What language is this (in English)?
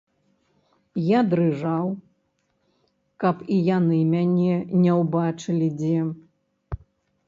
Belarusian